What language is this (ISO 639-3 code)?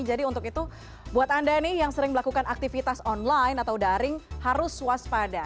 ind